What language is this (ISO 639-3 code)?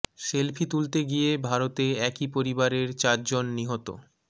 ben